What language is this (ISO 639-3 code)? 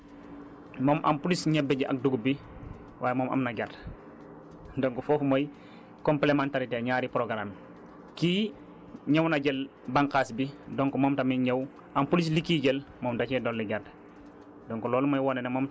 wol